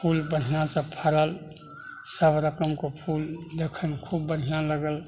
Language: Maithili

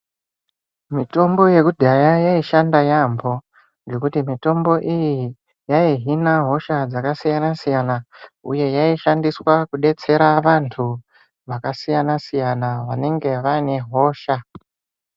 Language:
Ndau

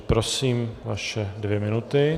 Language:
Czech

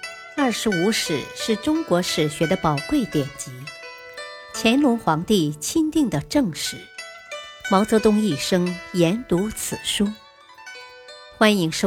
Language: Chinese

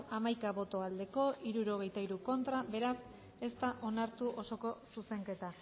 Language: Basque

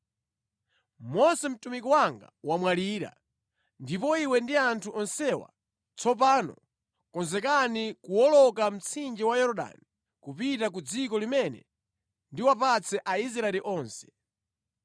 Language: Nyanja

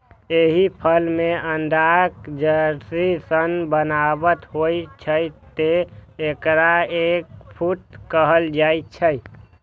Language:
Maithili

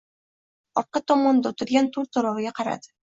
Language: Uzbek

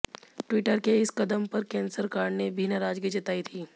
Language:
Hindi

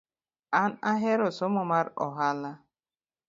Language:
Luo (Kenya and Tanzania)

